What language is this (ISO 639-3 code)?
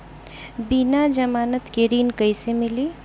bho